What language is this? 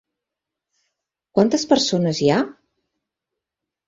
Catalan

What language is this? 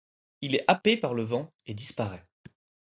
French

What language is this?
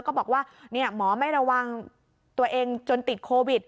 Thai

